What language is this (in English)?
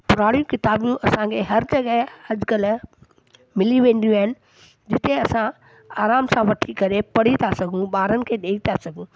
Sindhi